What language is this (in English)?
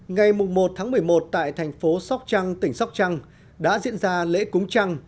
Vietnamese